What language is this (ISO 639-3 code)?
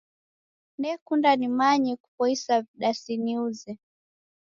dav